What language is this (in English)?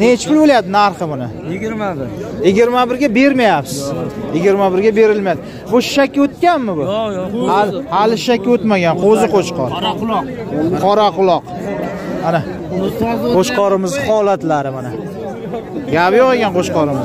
Turkish